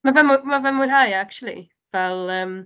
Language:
Welsh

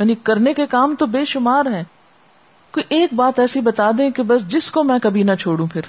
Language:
Urdu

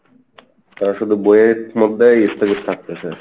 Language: Bangla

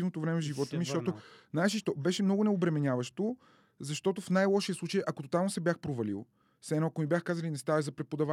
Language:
Bulgarian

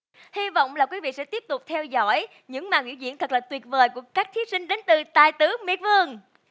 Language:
Vietnamese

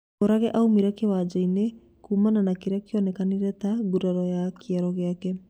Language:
Kikuyu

